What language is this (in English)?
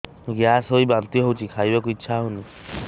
Odia